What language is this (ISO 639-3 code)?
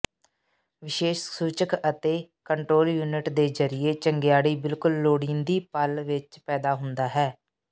pan